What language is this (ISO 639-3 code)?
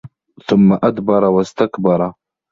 ara